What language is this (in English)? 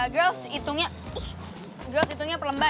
Indonesian